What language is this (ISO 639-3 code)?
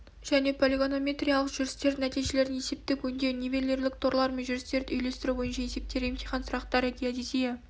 kaz